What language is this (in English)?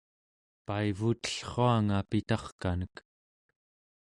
Central Yupik